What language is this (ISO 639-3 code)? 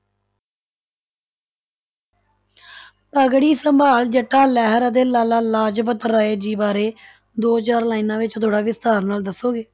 pan